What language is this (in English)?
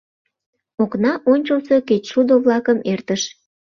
Mari